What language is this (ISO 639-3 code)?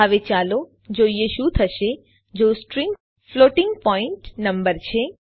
guj